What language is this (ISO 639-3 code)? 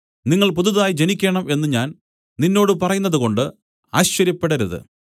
mal